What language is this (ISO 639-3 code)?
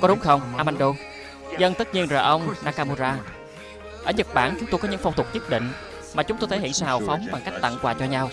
vie